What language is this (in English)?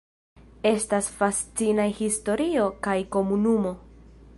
Esperanto